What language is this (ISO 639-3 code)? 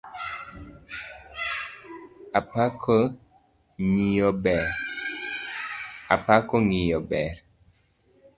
luo